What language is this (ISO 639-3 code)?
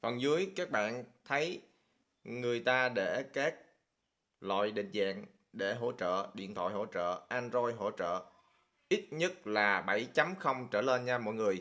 vie